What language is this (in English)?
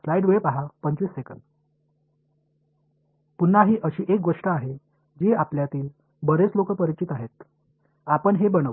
Marathi